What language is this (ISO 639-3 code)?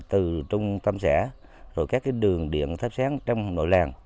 vie